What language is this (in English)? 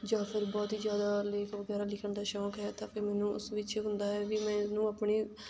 Punjabi